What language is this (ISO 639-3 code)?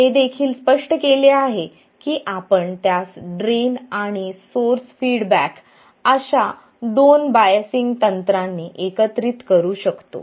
mar